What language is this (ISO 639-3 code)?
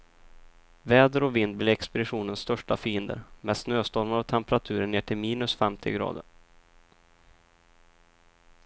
swe